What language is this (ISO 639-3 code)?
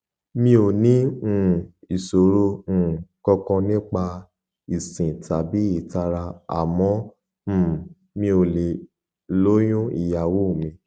yor